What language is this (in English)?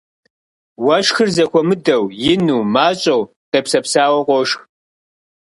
Kabardian